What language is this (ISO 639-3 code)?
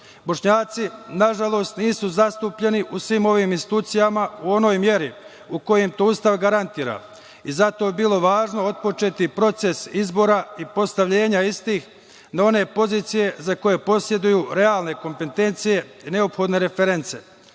srp